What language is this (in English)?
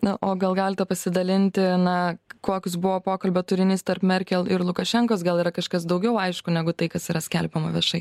Lithuanian